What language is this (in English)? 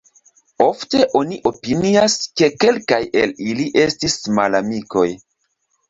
Esperanto